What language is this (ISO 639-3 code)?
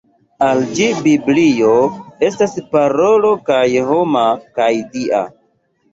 epo